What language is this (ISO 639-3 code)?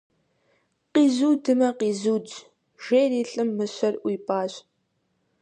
kbd